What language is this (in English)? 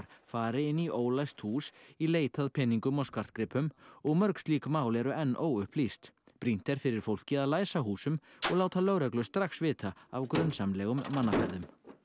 Icelandic